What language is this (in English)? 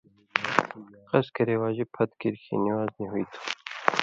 Indus Kohistani